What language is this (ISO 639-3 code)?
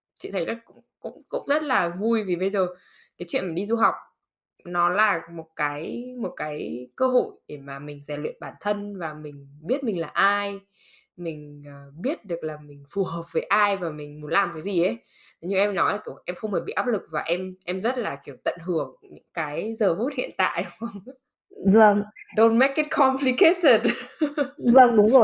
vie